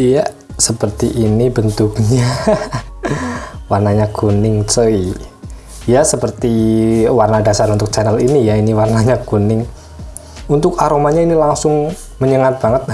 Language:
Indonesian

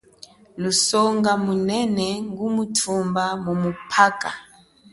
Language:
Chokwe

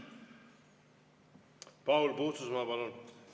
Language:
Estonian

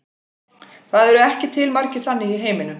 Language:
Icelandic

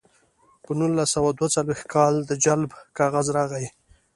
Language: Pashto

